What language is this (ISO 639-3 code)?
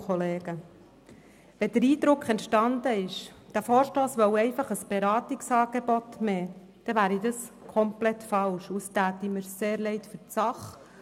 gsw